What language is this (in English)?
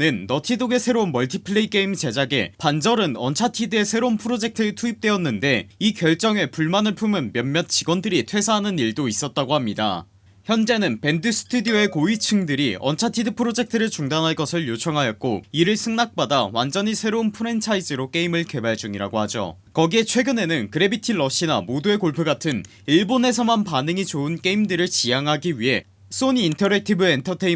Korean